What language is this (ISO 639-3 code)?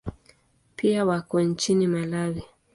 swa